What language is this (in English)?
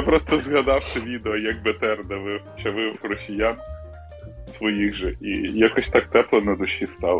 Ukrainian